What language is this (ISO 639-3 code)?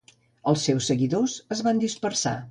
cat